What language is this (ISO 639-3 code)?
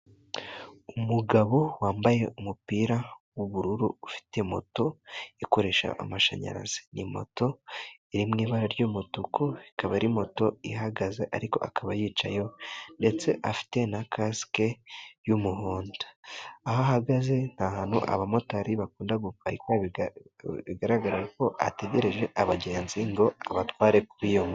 kin